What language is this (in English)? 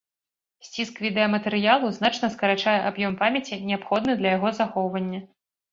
Belarusian